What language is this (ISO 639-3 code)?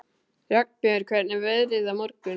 isl